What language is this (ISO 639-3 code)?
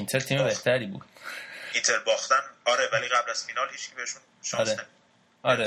fas